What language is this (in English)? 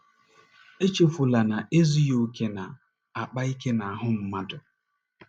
Igbo